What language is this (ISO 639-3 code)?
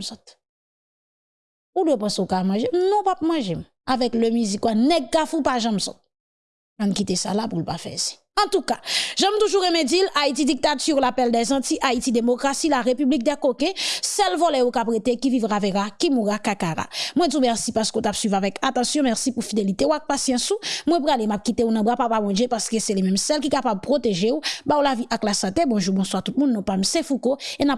fra